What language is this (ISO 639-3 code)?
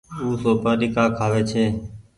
gig